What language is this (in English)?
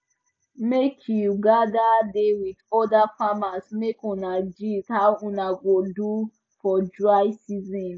Nigerian Pidgin